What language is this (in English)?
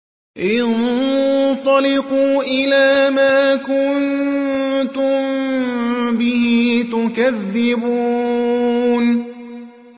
Arabic